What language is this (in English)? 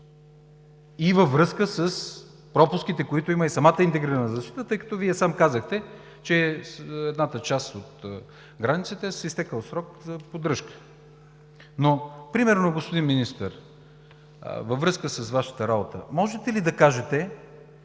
Bulgarian